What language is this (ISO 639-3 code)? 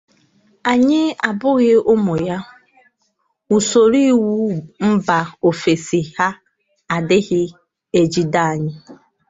ibo